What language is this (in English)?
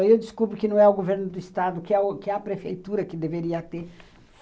Portuguese